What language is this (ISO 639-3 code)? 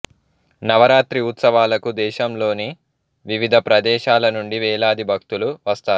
tel